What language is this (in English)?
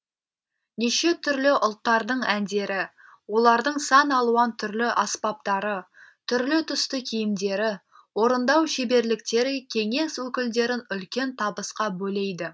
Kazakh